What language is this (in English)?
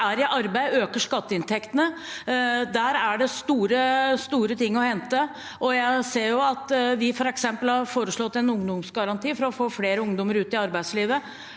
Norwegian